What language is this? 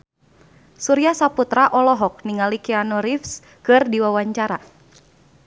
Sundanese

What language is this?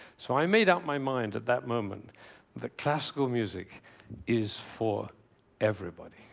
English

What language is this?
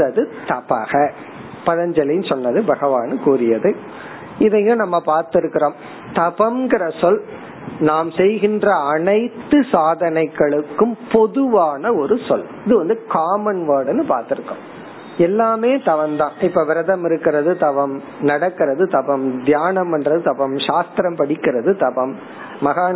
Tamil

